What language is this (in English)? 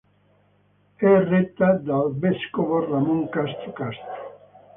Italian